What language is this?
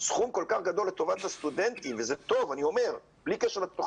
Hebrew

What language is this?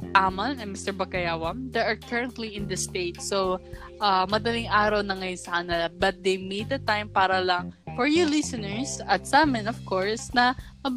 Filipino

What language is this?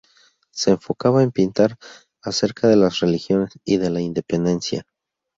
Spanish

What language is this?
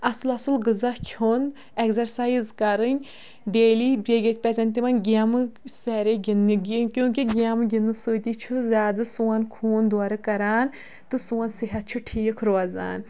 Kashmiri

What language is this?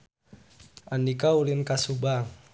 Sundanese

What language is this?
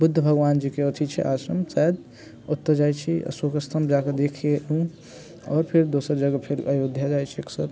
Maithili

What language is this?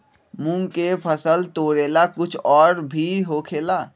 Magahi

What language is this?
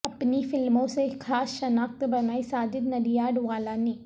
Urdu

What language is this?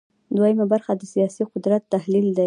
Pashto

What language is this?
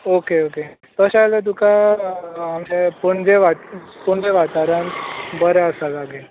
Konkani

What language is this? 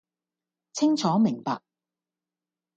Cantonese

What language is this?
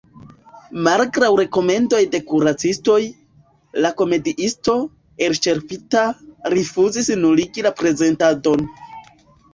Esperanto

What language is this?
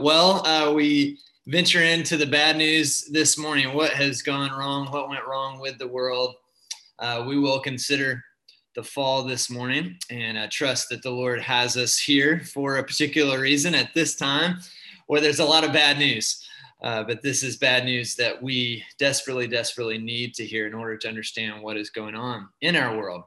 English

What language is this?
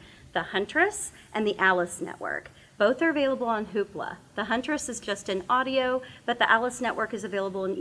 English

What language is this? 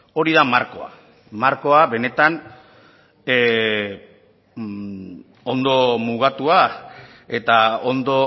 Basque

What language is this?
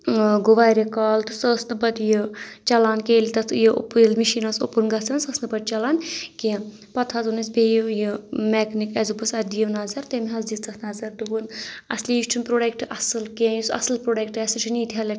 Kashmiri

